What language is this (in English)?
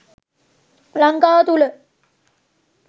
Sinhala